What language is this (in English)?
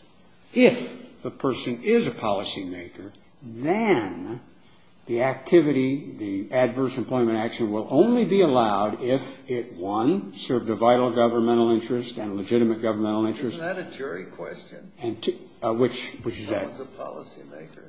English